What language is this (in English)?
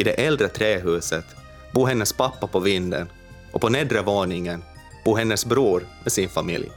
Swedish